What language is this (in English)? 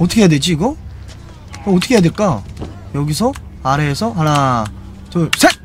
Korean